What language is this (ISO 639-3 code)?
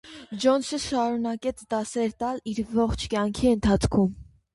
hye